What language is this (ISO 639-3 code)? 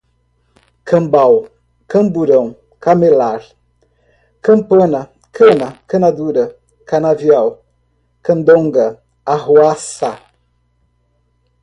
por